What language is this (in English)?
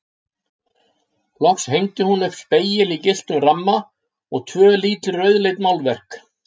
Icelandic